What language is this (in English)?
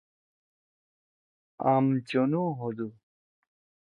Torwali